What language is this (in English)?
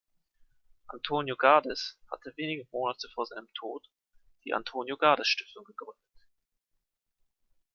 German